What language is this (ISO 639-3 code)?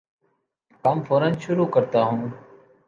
urd